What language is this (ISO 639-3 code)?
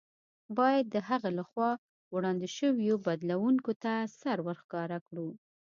pus